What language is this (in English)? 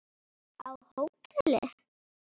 Icelandic